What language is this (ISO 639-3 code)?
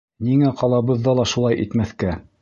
bak